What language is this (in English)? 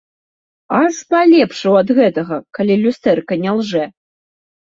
Belarusian